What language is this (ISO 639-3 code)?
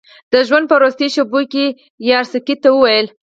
pus